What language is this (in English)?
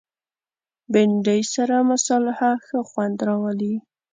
Pashto